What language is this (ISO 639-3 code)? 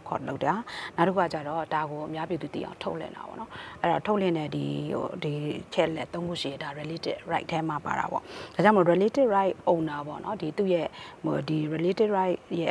ind